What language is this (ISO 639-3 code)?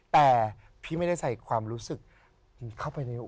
tha